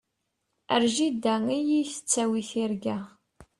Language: Kabyle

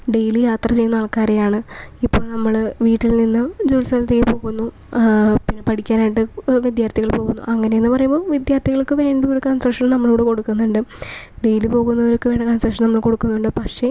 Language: Malayalam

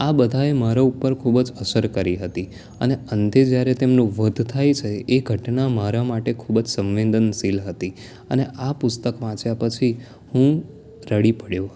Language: Gujarati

